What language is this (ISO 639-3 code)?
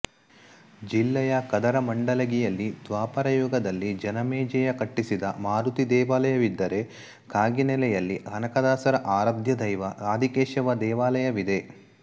kan